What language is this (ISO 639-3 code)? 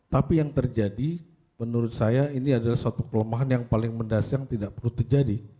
ind